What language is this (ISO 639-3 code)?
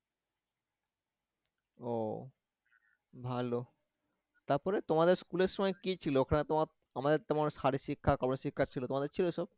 ben